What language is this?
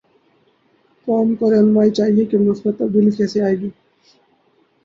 Urdu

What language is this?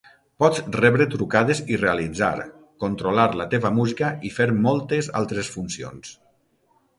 Catalan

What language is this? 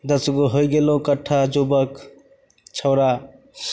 Maithili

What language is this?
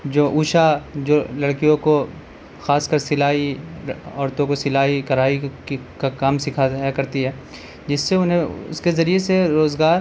Urdu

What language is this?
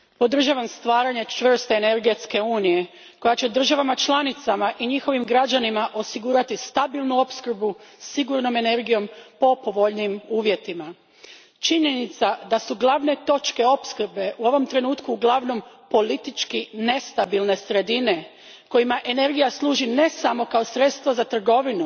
Croatian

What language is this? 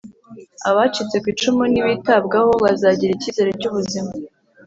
Kinyarwanda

